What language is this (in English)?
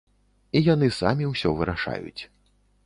Belarusian